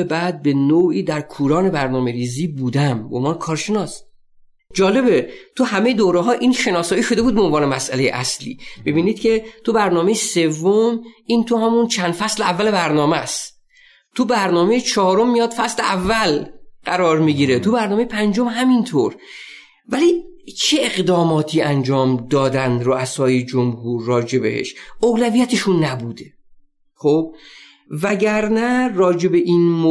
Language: Persian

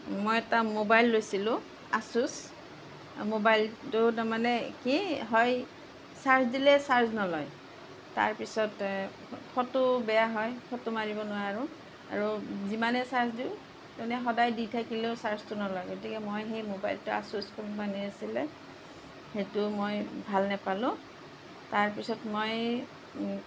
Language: Assamese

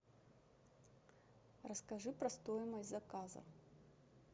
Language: Russian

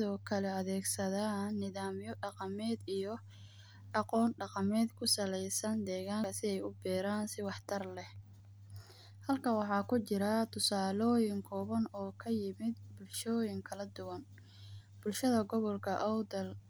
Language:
Somali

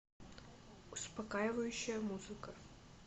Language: Russian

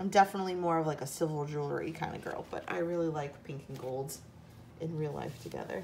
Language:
English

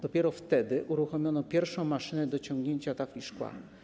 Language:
Polish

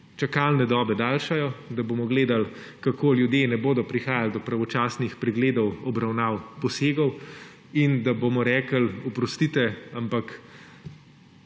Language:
Slovenian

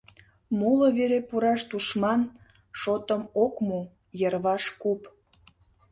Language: Mari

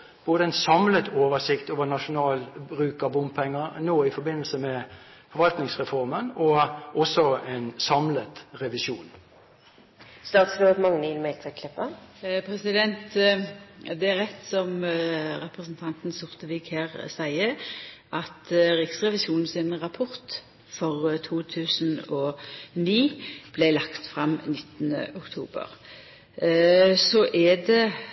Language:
Norwegian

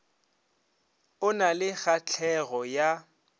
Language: Northern Sotho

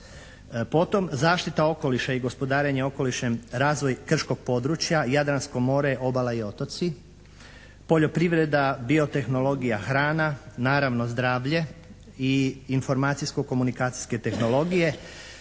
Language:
Croatian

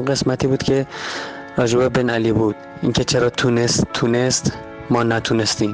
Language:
Persian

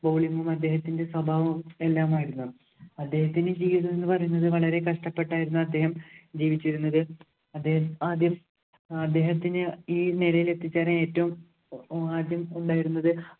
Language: Malayalam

